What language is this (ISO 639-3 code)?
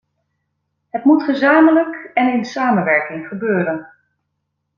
nld